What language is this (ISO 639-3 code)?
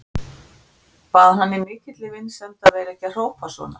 isl